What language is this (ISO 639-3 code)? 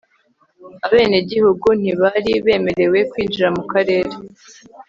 kin